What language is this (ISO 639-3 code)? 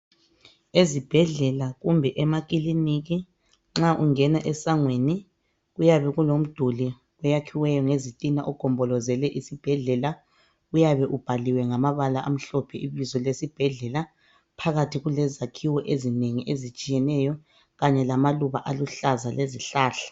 nde